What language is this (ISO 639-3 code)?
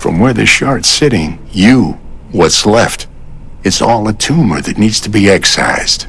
eng